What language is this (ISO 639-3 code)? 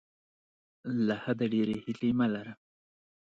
pus